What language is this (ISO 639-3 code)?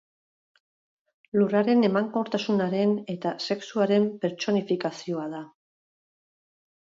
eus